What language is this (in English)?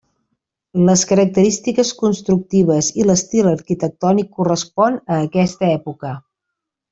Catalan